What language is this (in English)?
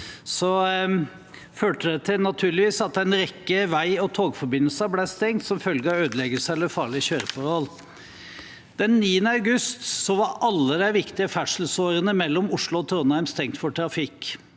Norwegian